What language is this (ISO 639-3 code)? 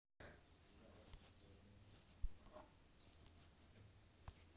mag